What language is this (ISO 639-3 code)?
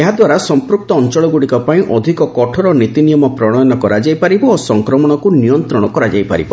ori